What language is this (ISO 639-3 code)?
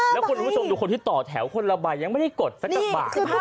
tha